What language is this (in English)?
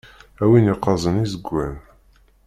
Kabyle